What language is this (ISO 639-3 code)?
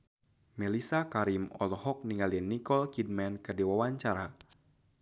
sun